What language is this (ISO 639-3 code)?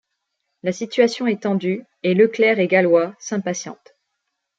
fra